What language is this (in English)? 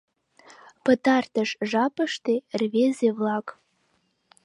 Mari